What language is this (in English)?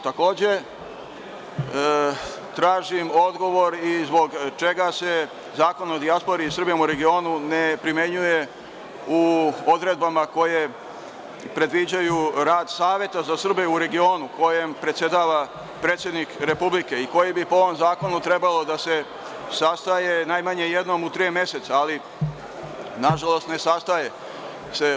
Serbian